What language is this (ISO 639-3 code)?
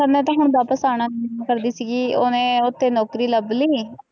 pan